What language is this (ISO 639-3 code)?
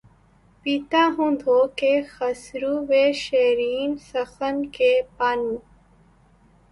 urd